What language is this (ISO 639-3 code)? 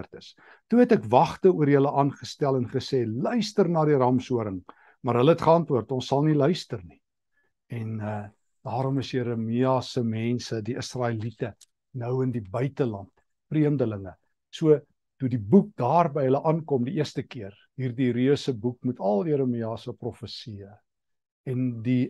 nld